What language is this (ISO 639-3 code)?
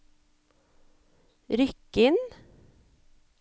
nor